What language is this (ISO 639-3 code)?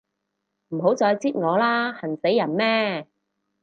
yue